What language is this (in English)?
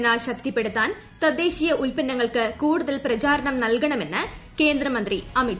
Malayalam